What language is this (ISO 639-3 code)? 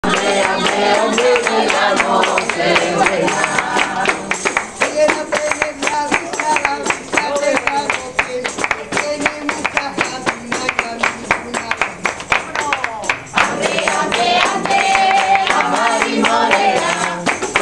spa